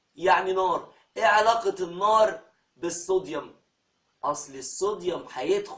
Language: Arabic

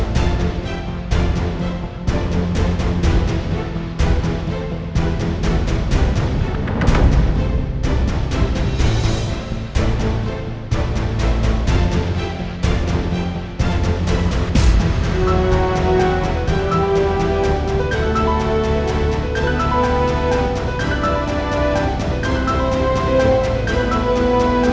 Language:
Indonesian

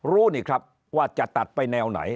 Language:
Thai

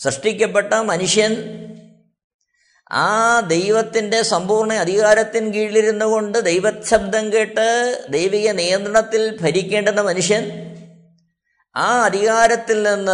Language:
Malayalam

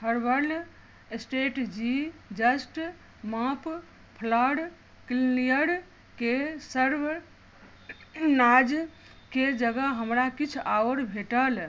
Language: Maithili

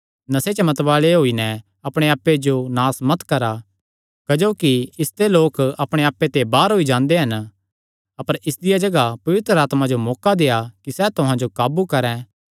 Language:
Kangri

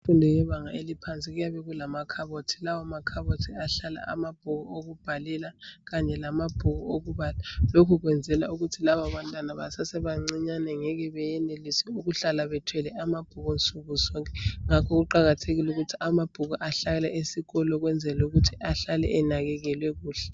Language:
North Ndebele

